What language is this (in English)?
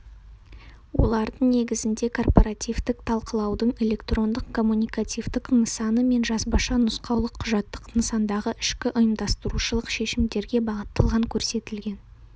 Kazakh